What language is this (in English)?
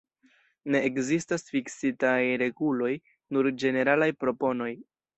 Esperanto